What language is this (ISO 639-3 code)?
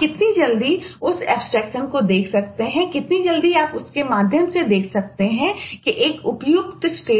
hin